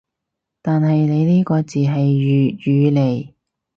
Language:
Cantonese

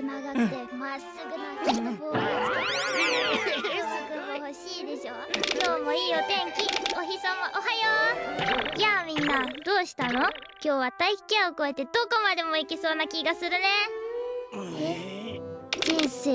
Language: Japanese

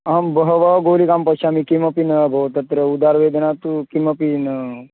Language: Sanskrit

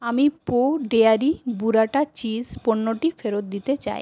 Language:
Bangla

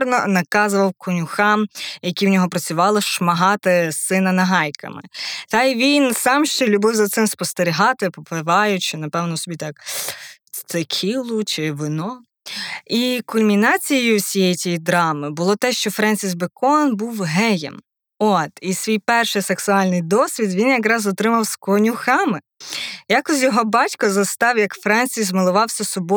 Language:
Ukrainian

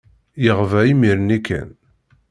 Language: Kabyle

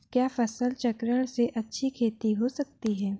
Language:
Hindi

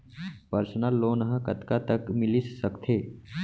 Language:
Chhattisgarhi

